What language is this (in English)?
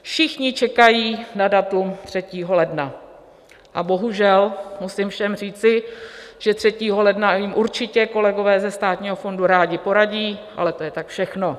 Czech